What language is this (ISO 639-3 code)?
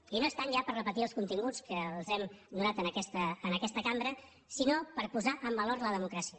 cat